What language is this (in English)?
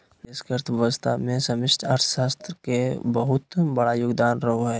Magahi